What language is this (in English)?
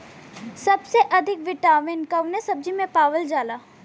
Bhojpuri